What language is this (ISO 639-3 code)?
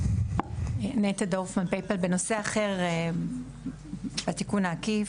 heb